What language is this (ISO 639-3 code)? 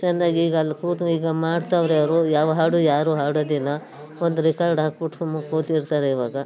kan